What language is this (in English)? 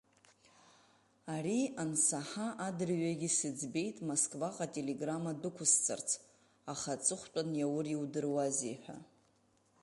Abkhazian